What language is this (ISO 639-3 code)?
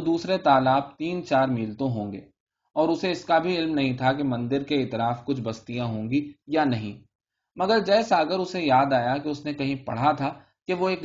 urd